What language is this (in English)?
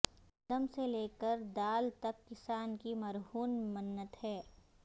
Urdu